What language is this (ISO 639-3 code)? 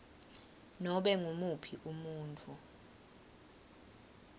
ssw